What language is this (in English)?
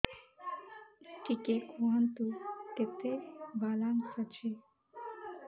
Odia